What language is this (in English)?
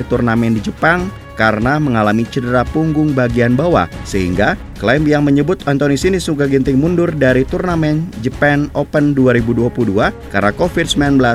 Indonesian